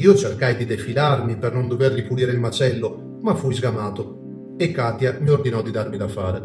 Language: Italian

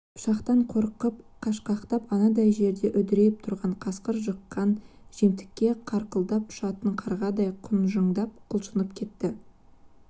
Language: Kazakh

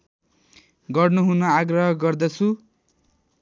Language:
Nepali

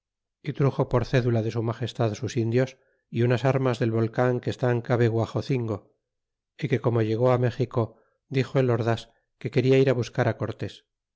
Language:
Spanish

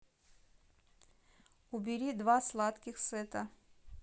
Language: Russian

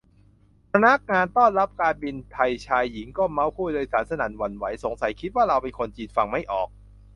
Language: Thai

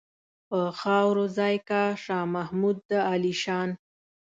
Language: Pashto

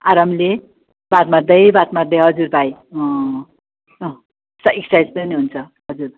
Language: Nepali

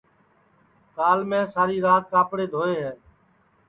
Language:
Sansi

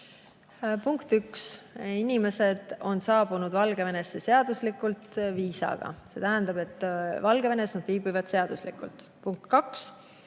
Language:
Estonian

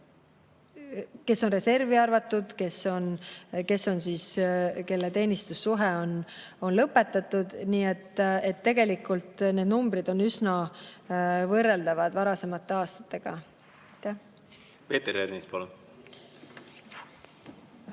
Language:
Estonian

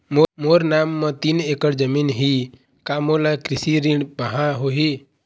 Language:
Chhattisgarhi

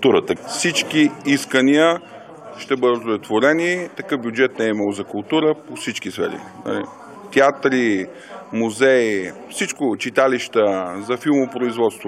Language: Bulgarian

